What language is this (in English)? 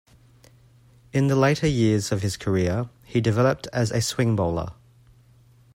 English